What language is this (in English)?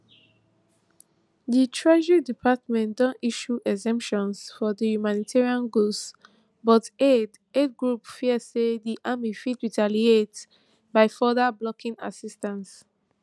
Nigerian Pidgin